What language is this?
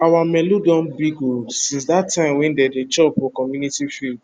Nigerian Pidgin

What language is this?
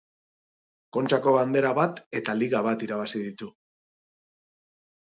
Basque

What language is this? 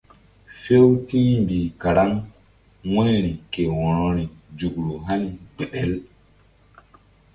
Mbum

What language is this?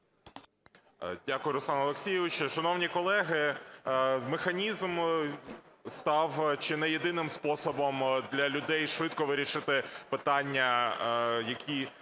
Ukrainian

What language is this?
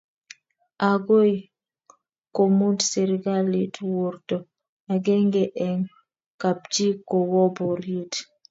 Kalenjin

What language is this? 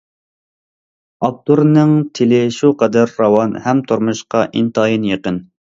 Uyghur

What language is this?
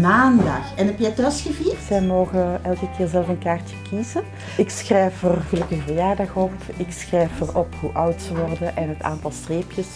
Dutch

